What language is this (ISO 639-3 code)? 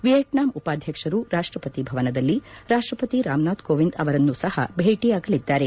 kan